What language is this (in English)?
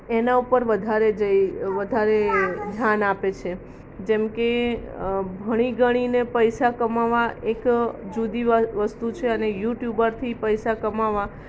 Gujarati